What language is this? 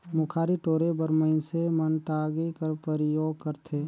Chhattisgarhi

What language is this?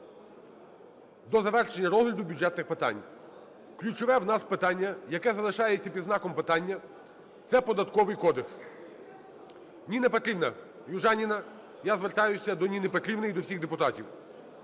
Ukrainian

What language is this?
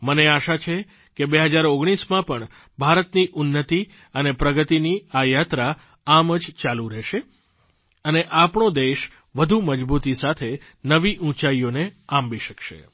Gujarati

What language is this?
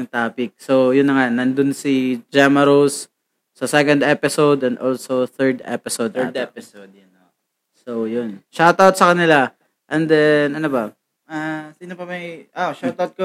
Filipino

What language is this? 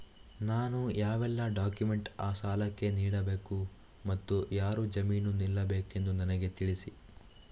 Kannada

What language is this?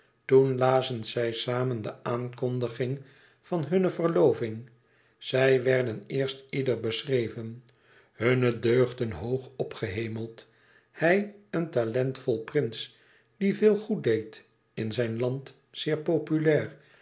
Dutch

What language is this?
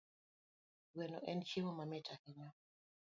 Luo (Kenya and Tanzania)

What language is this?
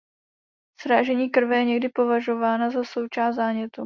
Czech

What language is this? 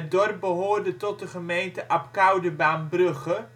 Dutch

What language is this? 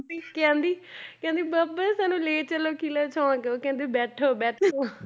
Punjabi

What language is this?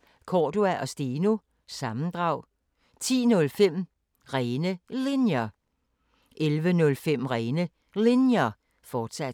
Danish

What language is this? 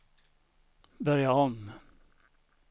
Swedish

